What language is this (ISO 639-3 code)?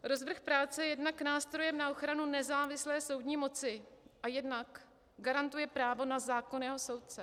ces